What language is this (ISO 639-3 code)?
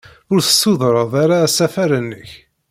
kab